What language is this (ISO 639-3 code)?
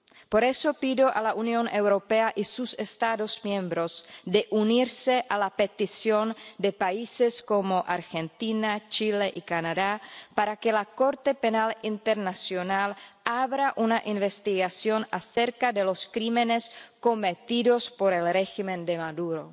spa